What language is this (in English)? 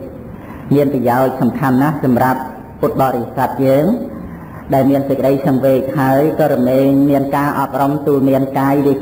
Vietnamese